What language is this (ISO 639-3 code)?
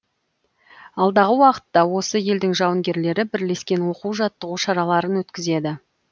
kaz